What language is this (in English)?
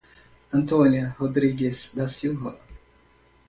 Portuguese